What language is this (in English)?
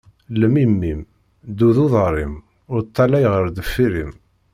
Kabyle